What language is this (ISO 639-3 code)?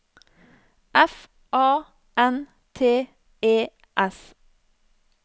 nor